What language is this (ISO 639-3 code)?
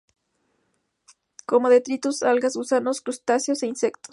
spa